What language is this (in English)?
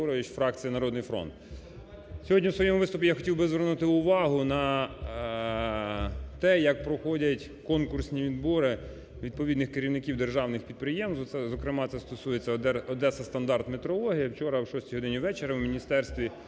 Ukrainian